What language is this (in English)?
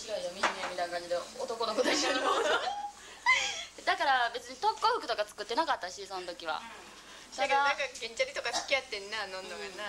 Japanese